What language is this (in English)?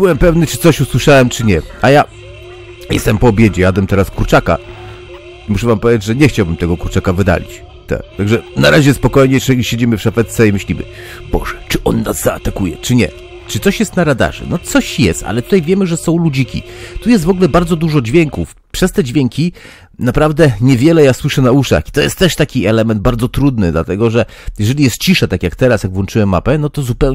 Polish